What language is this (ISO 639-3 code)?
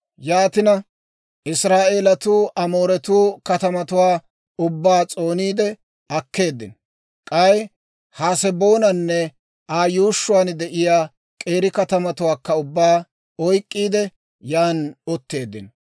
dwr